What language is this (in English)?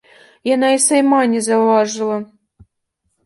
Belarusian